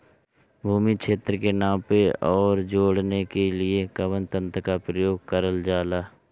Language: Bhojpuri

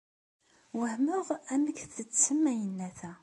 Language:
Kabyle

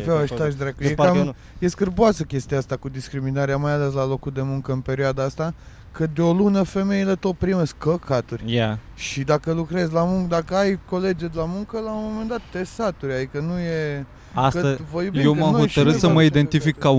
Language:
Romanian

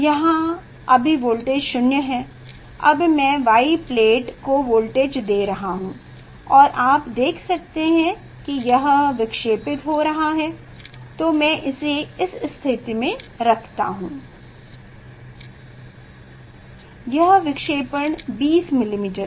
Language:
Hindi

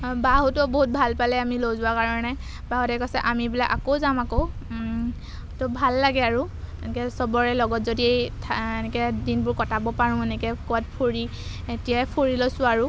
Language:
Assamese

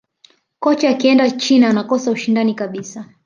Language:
Swahili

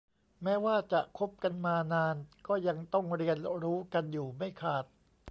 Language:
Thai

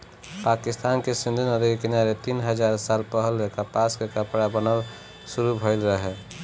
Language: Bhojpuri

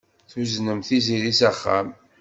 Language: Kabyle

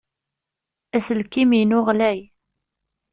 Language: Kabyle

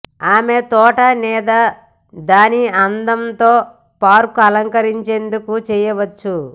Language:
Telugu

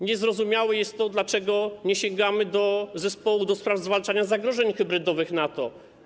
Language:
Polish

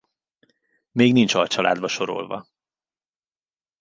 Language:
Hungarian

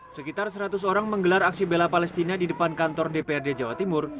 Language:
Indonesian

